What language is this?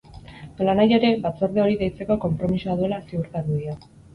Basque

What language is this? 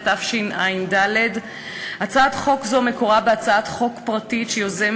Hebrew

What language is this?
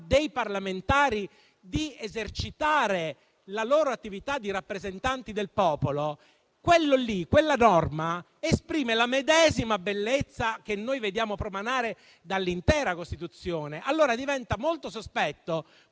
Italian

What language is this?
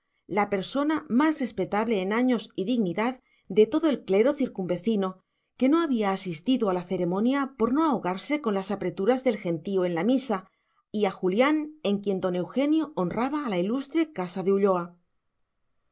Spanish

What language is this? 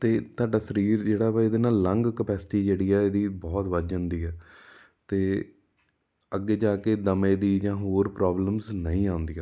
Punjabi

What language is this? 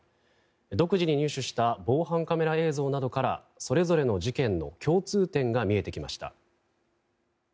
Japanese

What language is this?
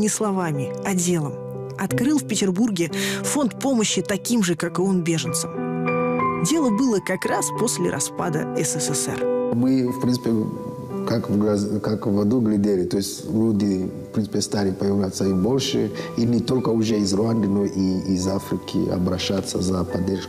Russian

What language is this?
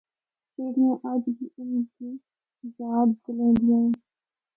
Northern Hindko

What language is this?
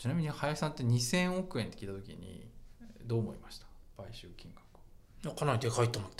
Japanese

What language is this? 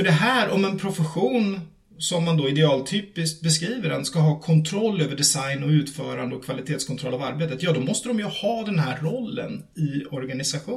Swedish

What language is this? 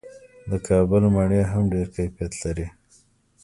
Pashto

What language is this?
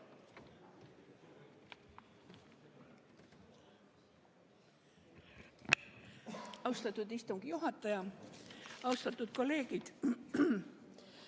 Estonian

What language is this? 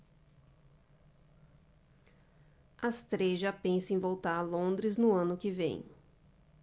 Portuguese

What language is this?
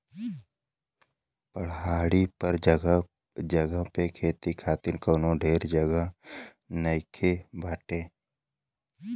Bhojpuri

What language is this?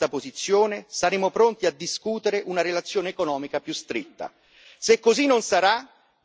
Italian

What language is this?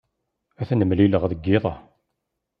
Kabyle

